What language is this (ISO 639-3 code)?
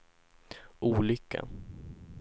swe